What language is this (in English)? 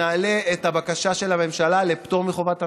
Hebrew